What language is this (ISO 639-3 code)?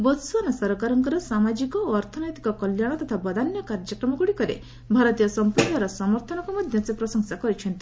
ori